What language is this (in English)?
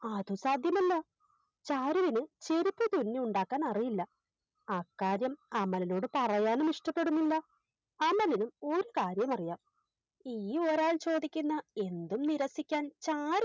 Malayalam